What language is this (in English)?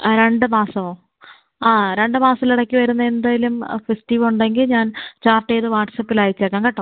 Malayalam